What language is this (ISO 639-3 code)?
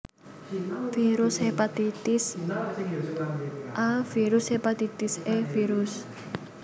jav